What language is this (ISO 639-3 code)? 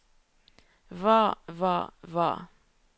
nor